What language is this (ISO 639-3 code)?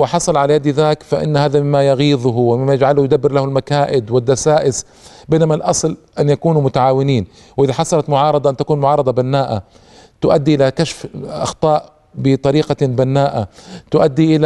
ara